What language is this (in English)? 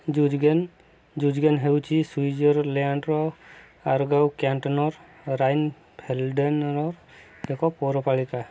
Odia